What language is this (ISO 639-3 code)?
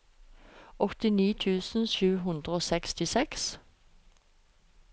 nor